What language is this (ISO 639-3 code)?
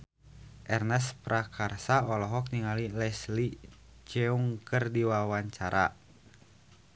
sun